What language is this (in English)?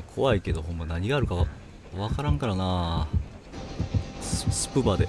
Japanese